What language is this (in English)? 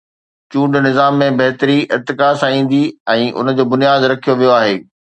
Sindhi